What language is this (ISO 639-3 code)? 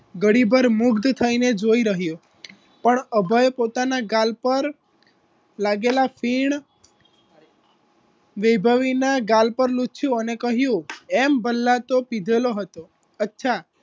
guj